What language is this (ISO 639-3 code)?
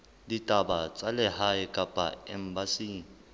sot